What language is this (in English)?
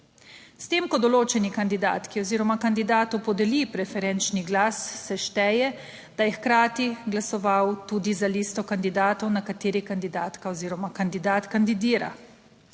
Slovenian